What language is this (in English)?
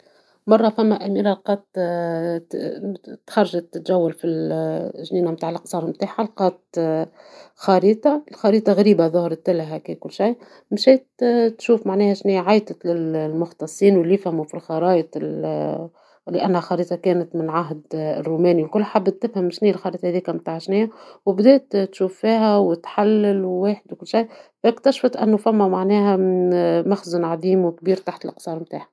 Tunisian Arabic